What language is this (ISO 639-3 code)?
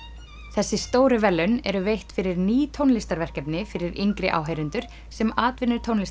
isl